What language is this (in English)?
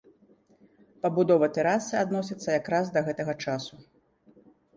Belarusian